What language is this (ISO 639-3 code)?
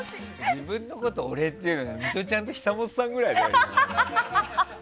jpn